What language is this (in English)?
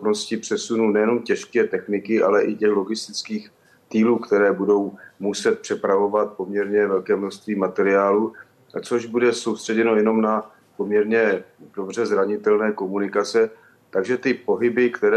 Czech